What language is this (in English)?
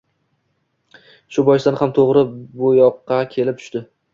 Uzbek